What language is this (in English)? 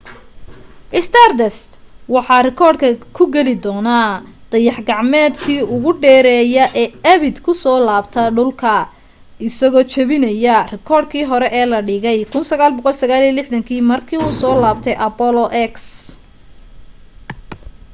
Somali